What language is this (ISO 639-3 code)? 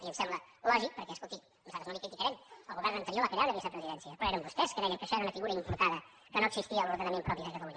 cat